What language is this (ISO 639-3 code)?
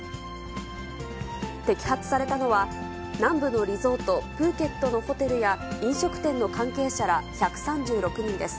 jpn